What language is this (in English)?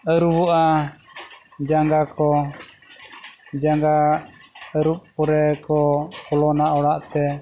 Santali